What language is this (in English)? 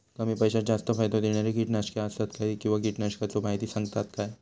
Marathi